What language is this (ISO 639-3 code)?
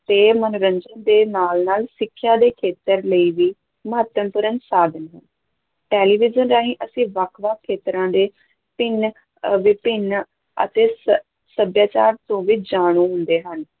pan